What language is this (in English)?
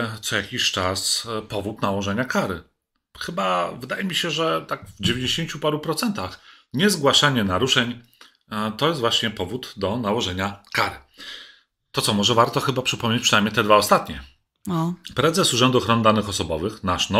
Polish